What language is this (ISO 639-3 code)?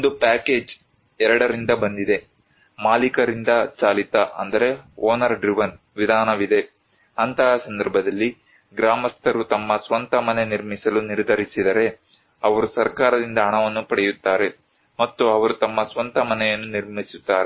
kan